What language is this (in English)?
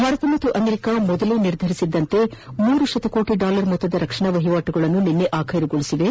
Kannada